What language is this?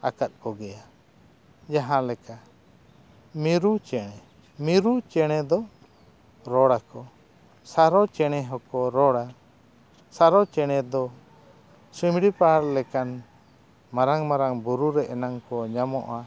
Santali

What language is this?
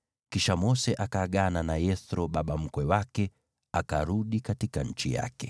Swahili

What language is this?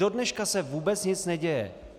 Czech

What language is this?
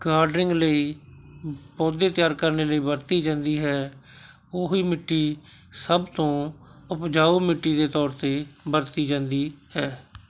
Punjabi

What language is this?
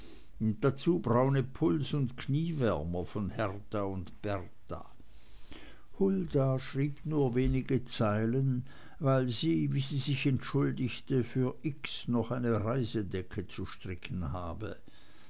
German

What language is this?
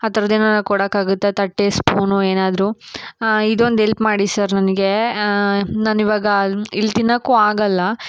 Kannada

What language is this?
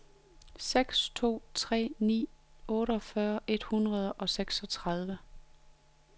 Danish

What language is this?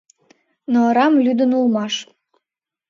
Mari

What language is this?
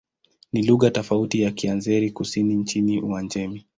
Swahili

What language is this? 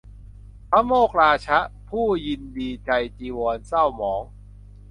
Thai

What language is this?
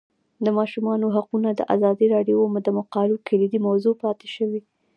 Pashto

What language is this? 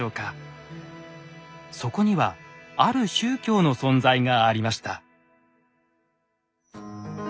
Japanese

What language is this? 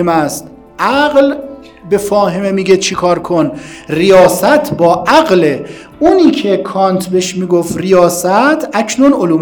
Persian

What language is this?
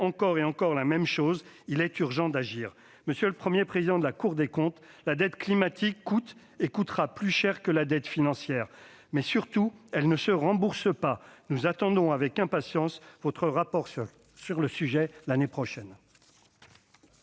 French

